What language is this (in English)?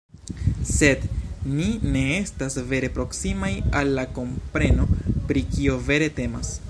Esperanto